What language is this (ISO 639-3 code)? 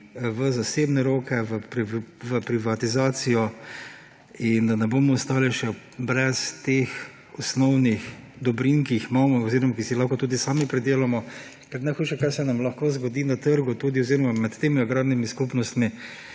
slv